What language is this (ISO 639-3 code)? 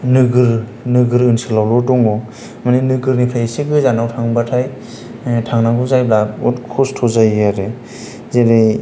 brx